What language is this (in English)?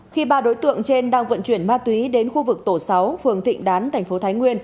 Vietnamese